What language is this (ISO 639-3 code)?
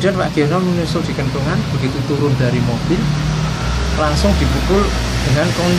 ind